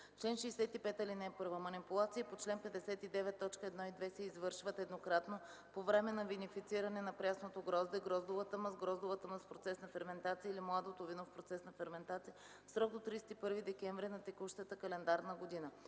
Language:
Bulgarian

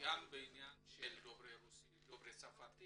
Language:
Hebrew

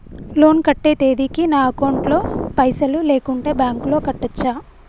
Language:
Telugu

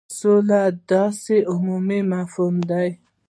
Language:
Pashto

